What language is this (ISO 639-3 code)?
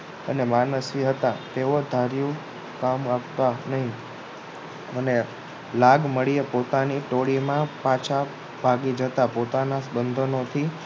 guj